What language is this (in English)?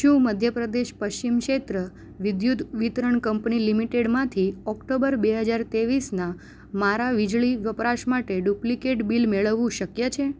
Gujarati